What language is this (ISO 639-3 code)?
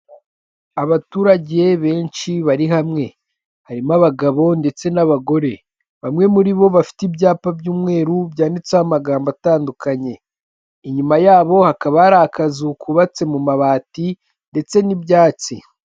kin